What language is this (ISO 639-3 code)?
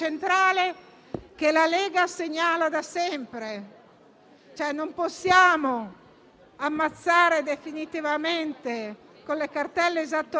ita